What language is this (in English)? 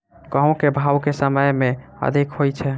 Maithili